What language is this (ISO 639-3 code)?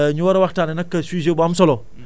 wol